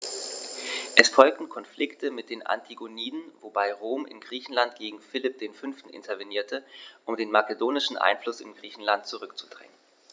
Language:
German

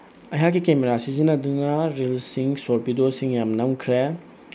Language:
Manipuri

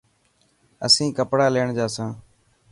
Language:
Dhatki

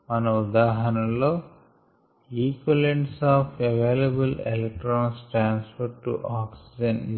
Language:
Telugu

